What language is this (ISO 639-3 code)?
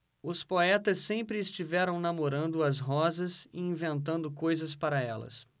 por